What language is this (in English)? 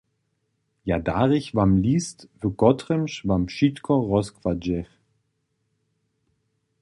Upper Sorbian